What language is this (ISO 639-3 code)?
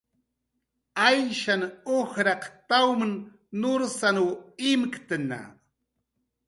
jqr